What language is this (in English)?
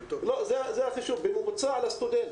Hebrew